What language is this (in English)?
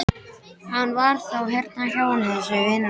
Icelandic